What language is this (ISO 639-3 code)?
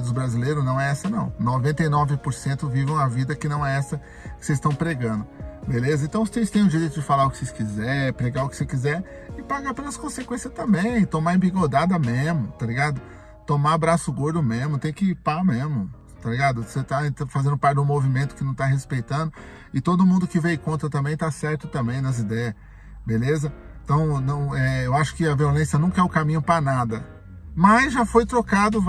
por